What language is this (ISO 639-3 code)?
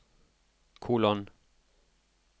nor